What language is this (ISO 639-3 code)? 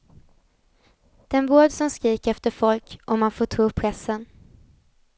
swe